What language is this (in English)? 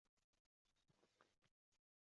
Uzbek